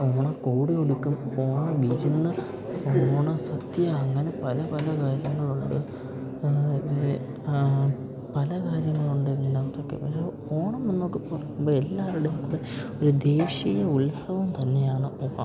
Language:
Malayalam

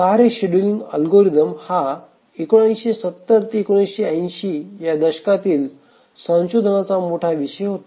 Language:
Marathi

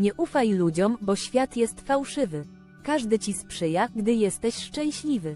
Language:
Polish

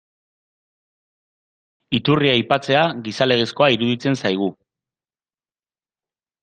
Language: Basque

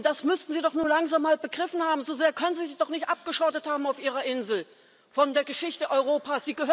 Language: German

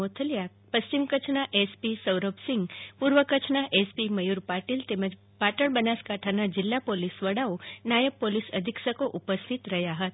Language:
Gujarati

